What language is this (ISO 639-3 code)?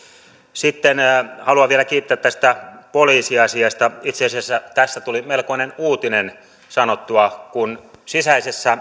fin